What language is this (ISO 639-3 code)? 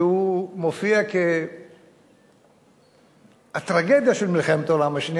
heb